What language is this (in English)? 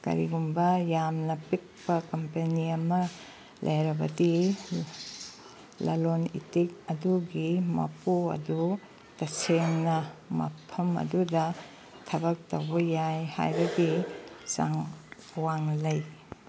Manipuri